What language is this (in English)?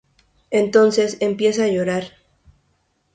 Spanish